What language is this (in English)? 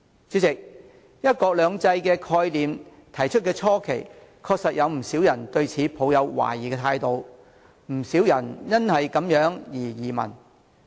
Cantonese